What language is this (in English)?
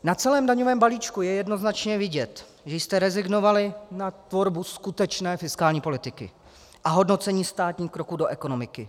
Czech